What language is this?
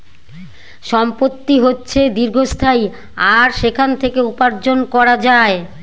Bangla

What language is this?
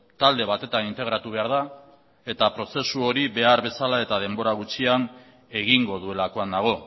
Basque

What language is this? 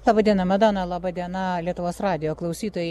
Lithuanian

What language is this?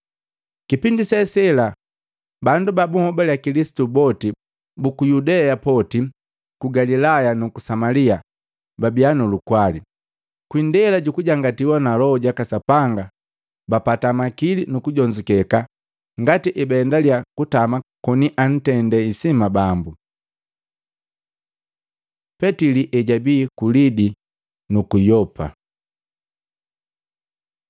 Matengo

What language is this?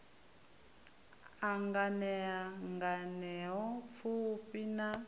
Venda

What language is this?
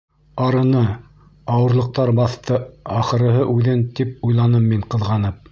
Bashkir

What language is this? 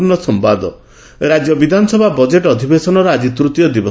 Odia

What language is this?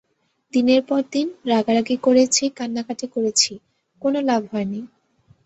Bangla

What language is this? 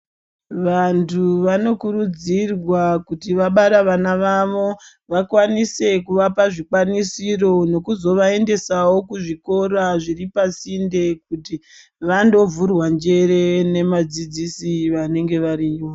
Ndau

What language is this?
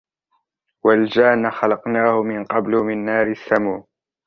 Arabic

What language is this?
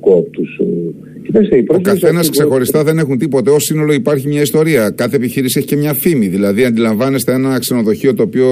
Greek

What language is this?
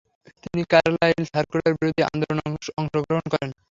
Bangla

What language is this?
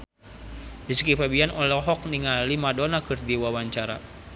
Sundanese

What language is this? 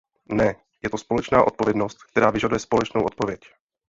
Czech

